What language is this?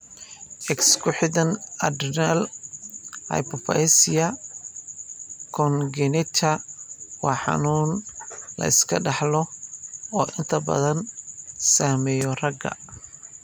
Somali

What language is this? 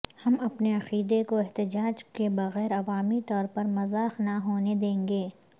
Urdu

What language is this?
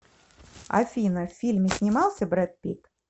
Russian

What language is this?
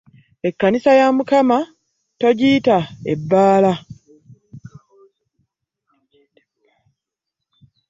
Ganda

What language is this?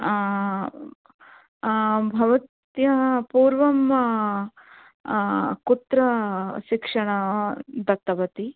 Sanskrit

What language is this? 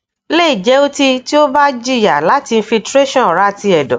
Yoruba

